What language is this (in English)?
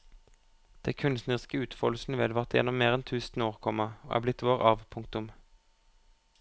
Norwegian